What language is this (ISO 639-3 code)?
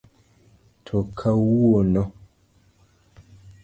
luo